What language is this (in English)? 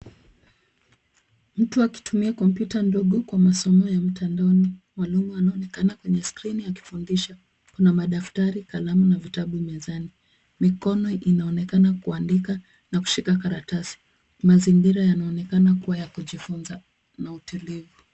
Swahili